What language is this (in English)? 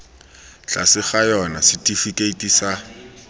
Tswana